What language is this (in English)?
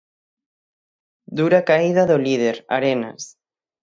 Galician